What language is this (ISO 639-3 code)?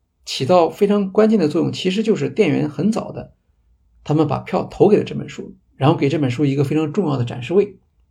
zho